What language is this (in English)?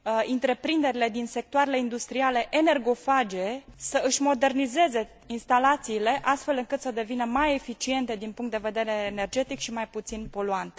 Romanian